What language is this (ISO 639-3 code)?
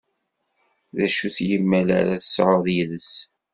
kab